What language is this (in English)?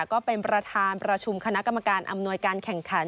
Thai